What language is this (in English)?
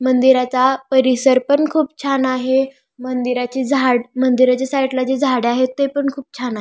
Marathi